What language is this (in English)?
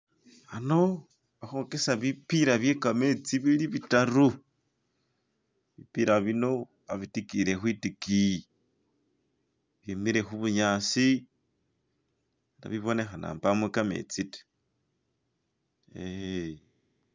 Masaaba